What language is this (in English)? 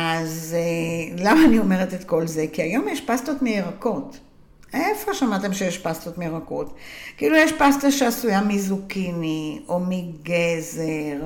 Hebrew